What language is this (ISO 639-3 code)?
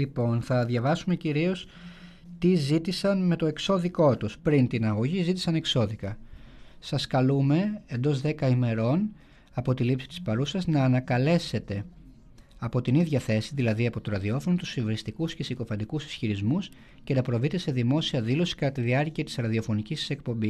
ell